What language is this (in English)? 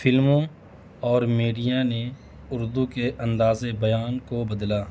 Urdu